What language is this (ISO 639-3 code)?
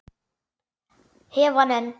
isl